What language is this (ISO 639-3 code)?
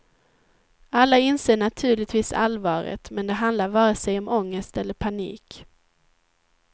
swe